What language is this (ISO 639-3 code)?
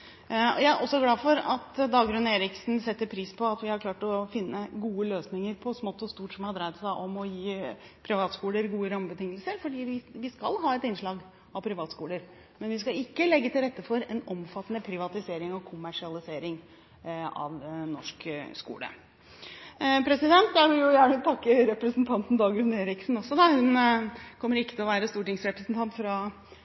nob